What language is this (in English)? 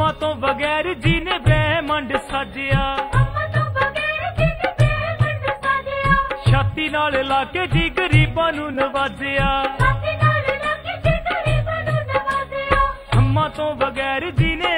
Hindi